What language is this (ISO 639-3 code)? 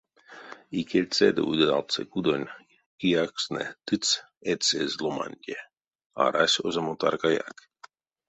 myv